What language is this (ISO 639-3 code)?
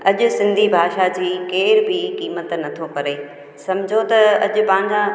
snd